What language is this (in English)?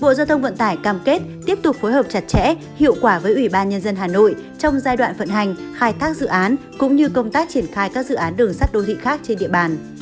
Vietnamese